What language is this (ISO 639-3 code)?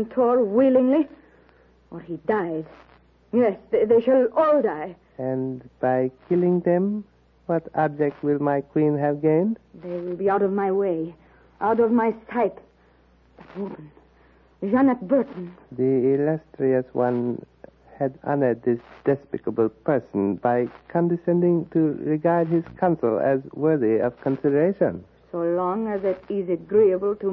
eng